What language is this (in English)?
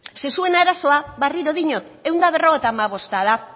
Basque